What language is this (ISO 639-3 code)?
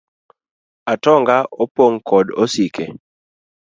luo